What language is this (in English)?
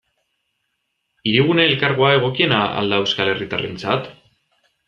Basque